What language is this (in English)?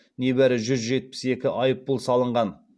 Kazakh